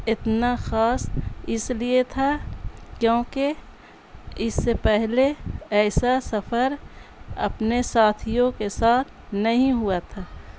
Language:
Urdu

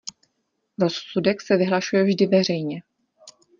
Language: Czech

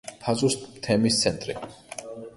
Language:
Georgian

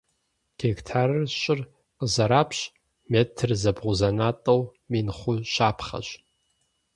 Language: Kabardian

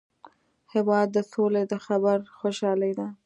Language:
Pashto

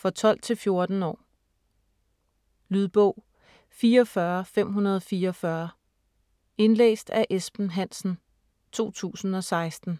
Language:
Danish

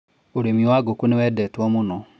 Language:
Kikuyu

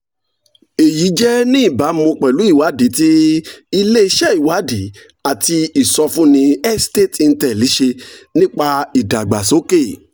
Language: Yoruba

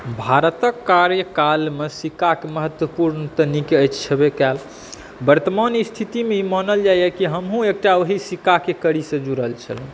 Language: Maithili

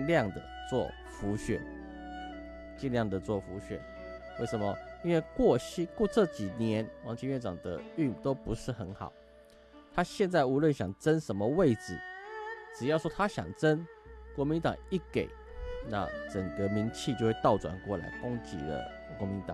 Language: Chinese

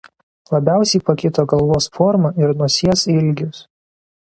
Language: Lithuanian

